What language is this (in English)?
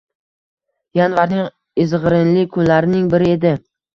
Uzbek